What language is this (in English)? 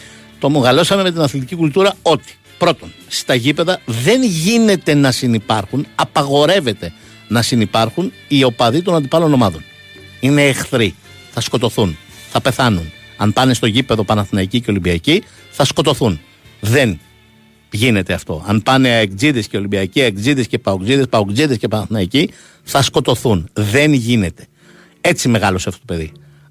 Greek